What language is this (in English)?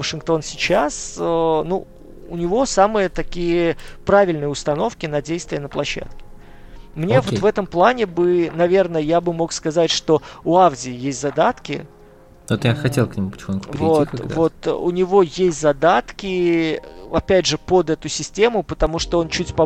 Russian